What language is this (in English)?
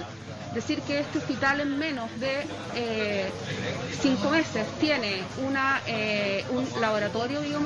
Spanish